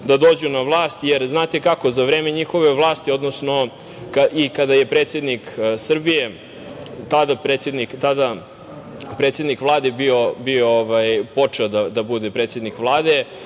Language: Serbian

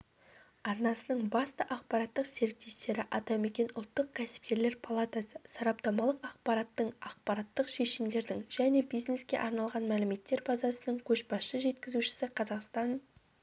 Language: Kazakh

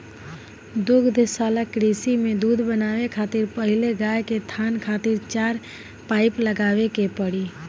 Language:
Bhojpuri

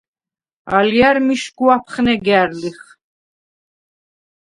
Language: Svan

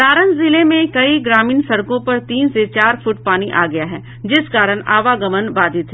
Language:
Hindi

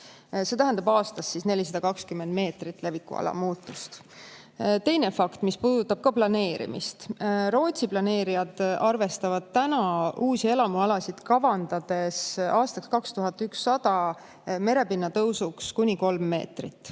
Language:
Estonian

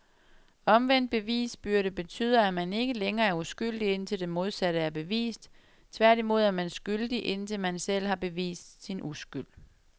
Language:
Danish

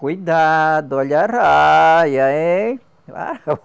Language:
Portuguese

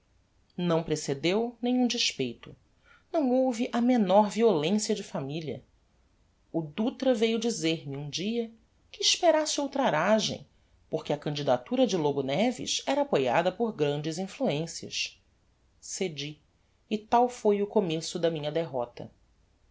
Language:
Portuguese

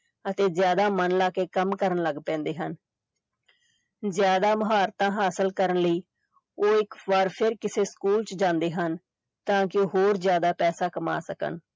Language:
Punjabi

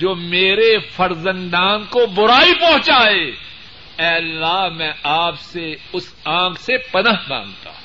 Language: Urdu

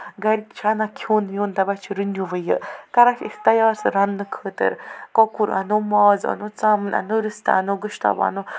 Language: Kashmiri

